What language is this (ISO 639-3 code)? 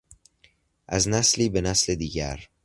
fas